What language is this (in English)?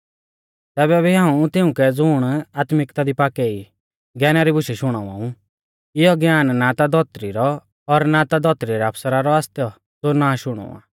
Mahasu Pahari